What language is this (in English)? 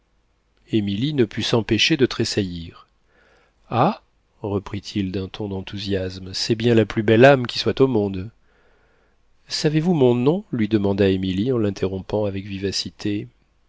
French